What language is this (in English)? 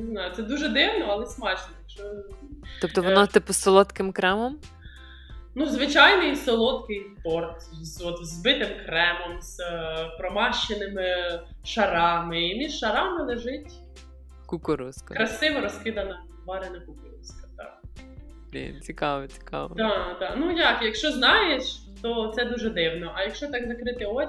Ukrainian